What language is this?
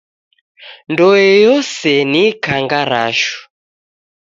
Taita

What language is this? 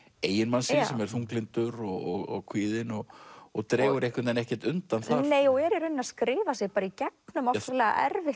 Icelandic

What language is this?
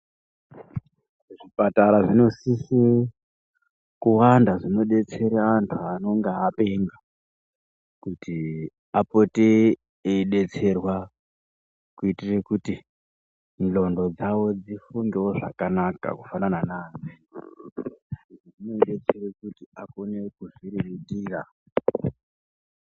Ndau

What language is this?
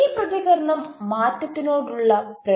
Malayalam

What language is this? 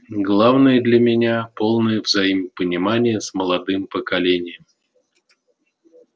Russian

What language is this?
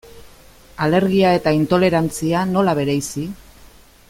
Basque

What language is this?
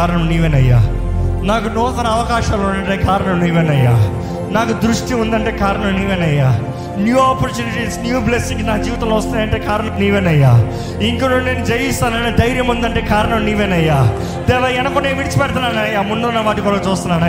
Telugu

